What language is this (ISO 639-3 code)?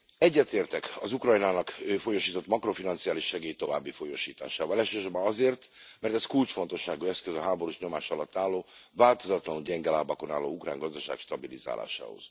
hun